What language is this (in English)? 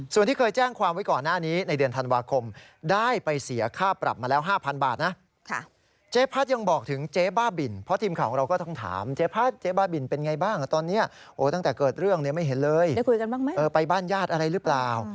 Thai